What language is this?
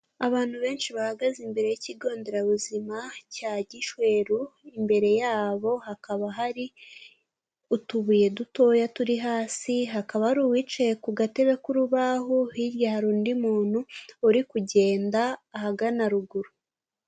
Kinyarwanda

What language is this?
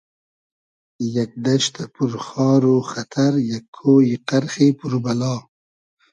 Hazaragi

